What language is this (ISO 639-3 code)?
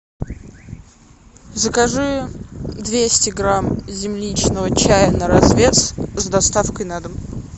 rus